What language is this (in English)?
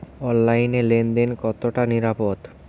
Bangla